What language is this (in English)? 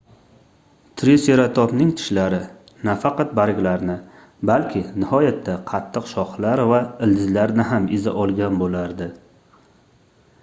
Uzbek